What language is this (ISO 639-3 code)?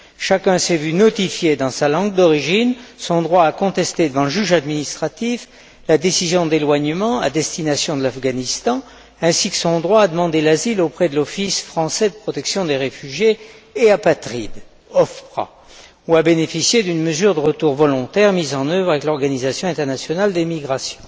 fra